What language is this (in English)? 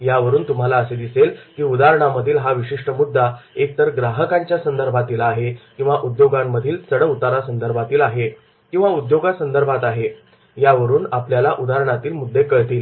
Marathi